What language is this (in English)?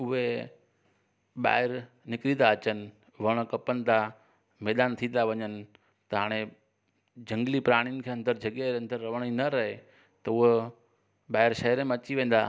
Sindhi